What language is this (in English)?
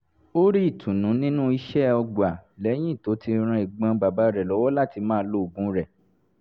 Yoruba